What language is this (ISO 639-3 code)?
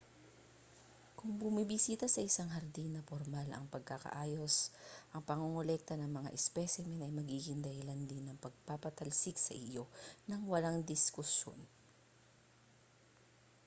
fil